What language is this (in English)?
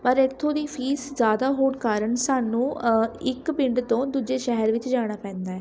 Punjabi